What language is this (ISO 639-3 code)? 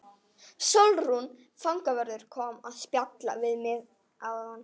isl